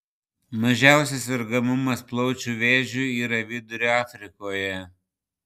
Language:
Lithuanian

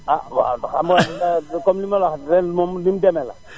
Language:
Wolof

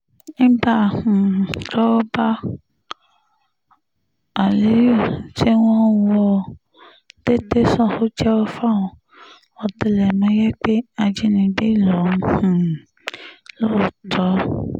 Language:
Yoruba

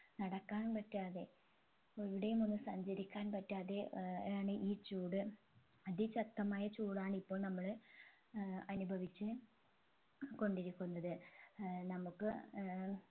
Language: Malayalam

